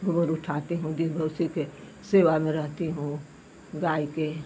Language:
Hindi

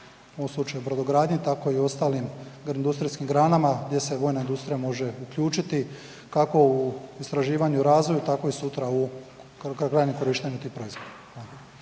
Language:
Croatian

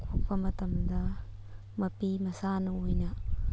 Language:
Manipuri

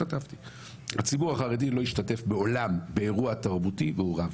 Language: Hebrew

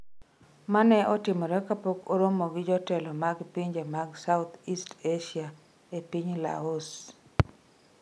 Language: Luo (Kenya and Tanzania)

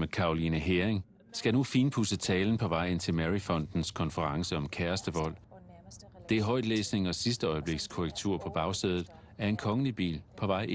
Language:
Danish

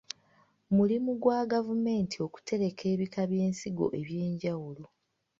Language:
Ganda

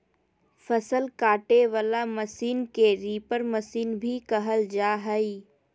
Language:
Magahi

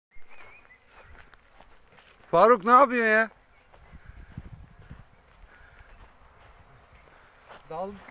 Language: Turkish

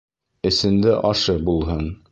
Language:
Bashkir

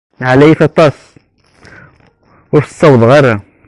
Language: Kabyle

